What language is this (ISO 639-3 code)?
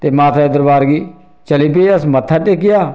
doi